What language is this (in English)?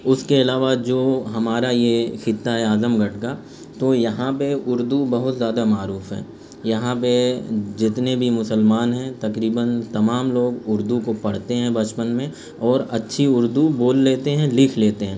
Urdu